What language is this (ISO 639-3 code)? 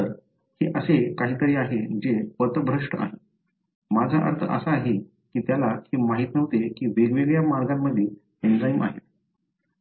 mar